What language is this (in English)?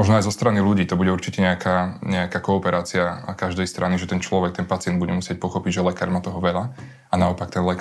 Slovak